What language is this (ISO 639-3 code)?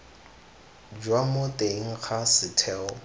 tsn